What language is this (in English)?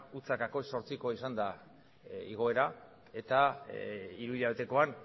Basque